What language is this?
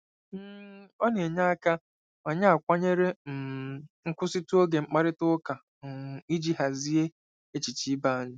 Igbo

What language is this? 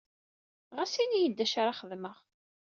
Kabyle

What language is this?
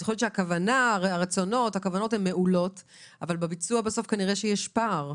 Hebrew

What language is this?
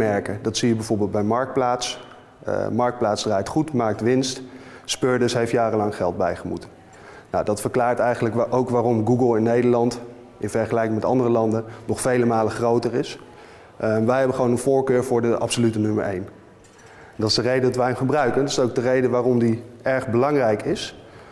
Dutch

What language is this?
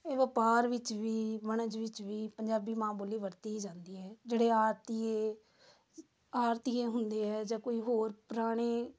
Punjabi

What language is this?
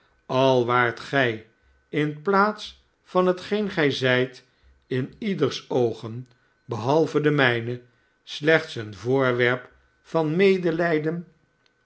Dutch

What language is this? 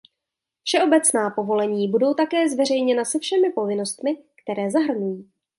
Czech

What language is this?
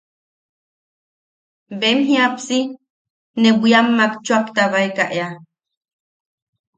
Yaqui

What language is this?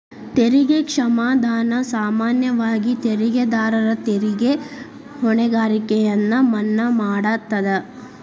Kannada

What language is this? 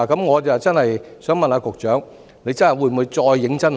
Cantonese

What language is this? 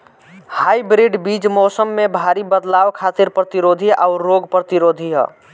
Bhojpuri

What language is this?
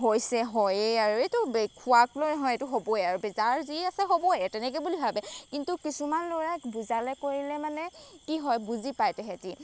Assamese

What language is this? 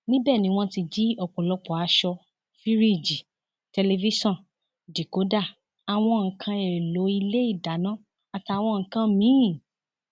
Yoruba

